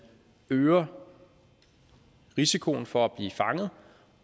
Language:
Danish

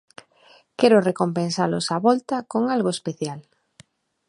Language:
Galician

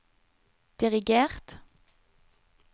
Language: Norwegian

